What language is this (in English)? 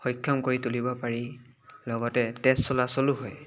Assamese